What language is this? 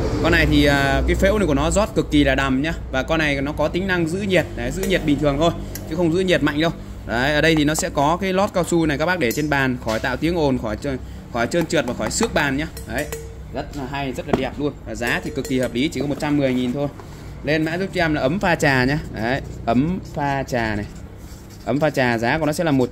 Vietnamese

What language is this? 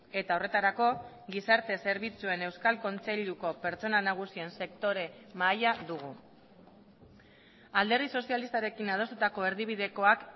Basque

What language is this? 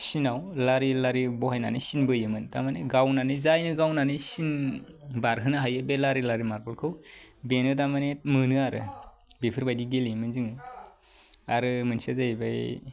Bodo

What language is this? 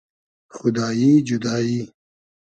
Hazaragi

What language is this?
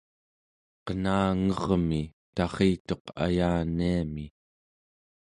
Central Yupik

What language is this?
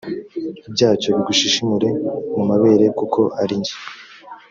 Kinyarwanda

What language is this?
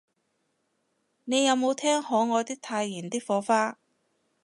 Cantonese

